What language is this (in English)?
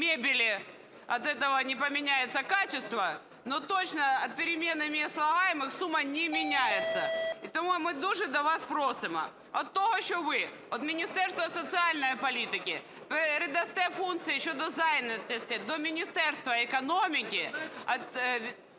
Ukrainian